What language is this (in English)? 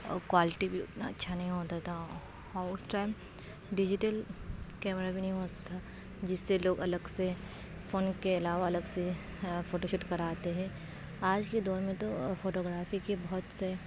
Urdu